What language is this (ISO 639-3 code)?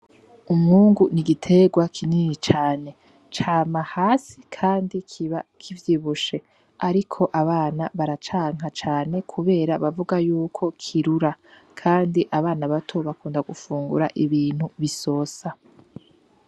run